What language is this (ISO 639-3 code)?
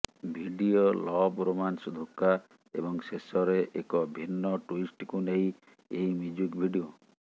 ori